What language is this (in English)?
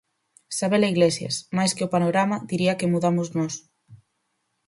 Galician